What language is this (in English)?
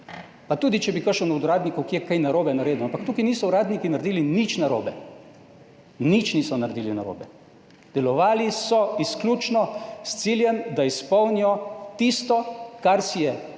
Slovenian